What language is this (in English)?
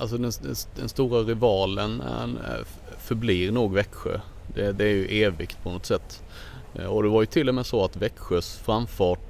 Swedish